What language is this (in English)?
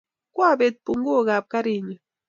Kalenjin